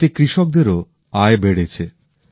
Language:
Bangla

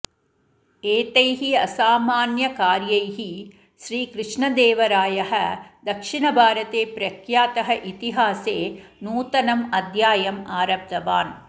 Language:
Sanskrit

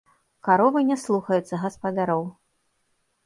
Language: Belarusian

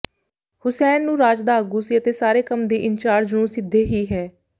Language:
Punjabi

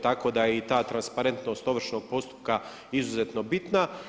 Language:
Croatian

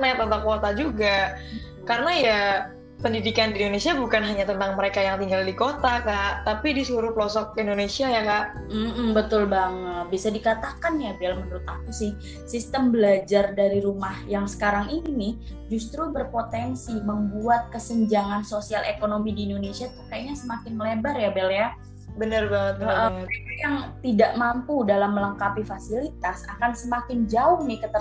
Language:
Indonesian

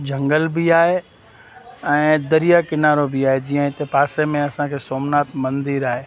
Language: Sindhi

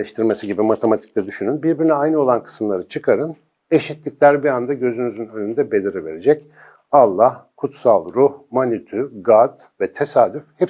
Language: Turkish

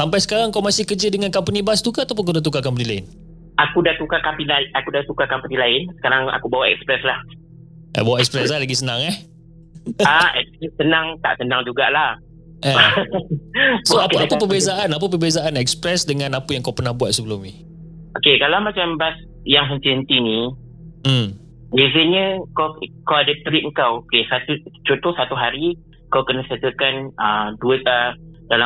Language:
Malay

